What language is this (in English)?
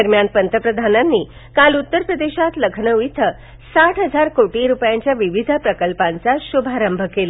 Marathi